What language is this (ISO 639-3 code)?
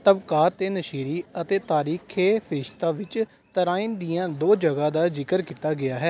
pan